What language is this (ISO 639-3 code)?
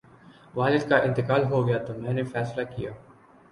urd